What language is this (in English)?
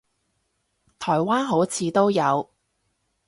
Cantonese